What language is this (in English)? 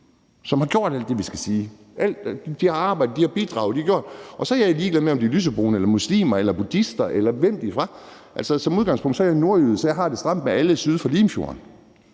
Danish